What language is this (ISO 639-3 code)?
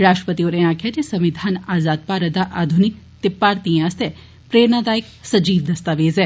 doi